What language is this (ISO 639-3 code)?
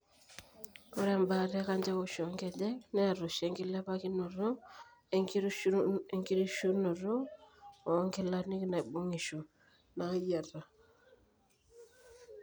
mas